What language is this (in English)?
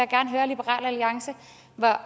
Danish